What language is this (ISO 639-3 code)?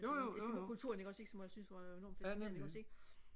dan